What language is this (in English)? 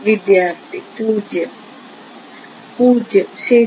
Malayalam